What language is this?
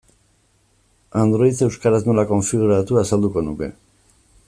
Basque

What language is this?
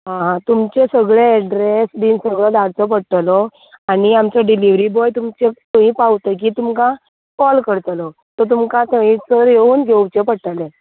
Konkani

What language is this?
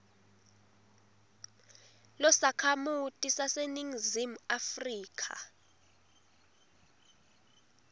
Swati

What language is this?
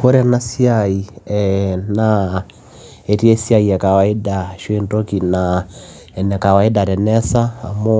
Masai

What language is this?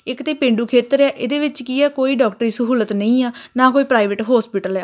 Punjabi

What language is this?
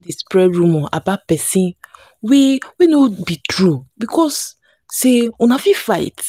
Nigerian Pidgin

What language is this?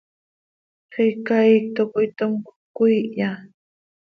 Seri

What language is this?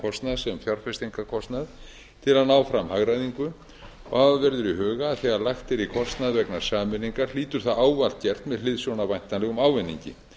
Icelandic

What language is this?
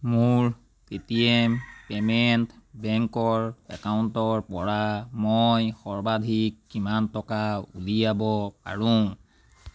Assamese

